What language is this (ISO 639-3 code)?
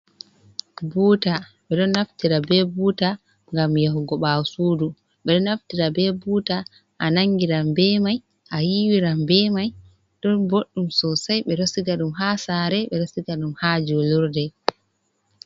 ful